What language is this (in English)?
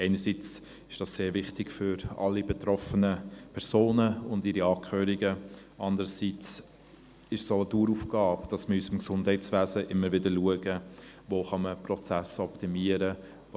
Swiss German